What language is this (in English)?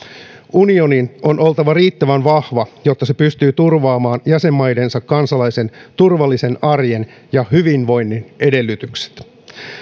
Finnish